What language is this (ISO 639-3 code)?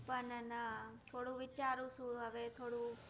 guj